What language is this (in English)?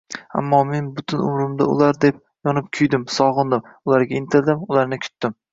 Uzbek